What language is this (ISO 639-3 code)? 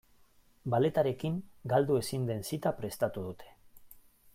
eus